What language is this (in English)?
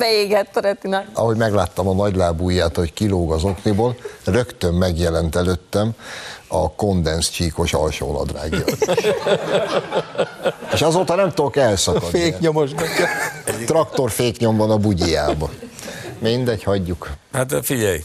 Hungarian